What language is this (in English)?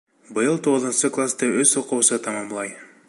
Bashkir